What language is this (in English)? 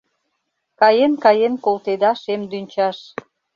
Mari